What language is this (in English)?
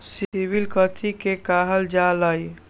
Magahi